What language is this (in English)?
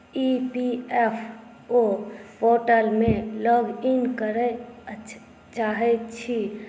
Maithili